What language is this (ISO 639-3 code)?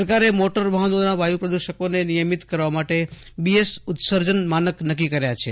guj